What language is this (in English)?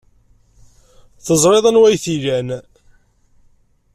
Kabyle